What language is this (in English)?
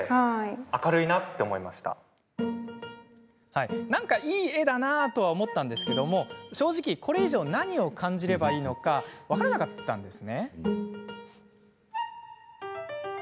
Japanese